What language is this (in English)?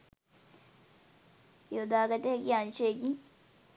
Sinhala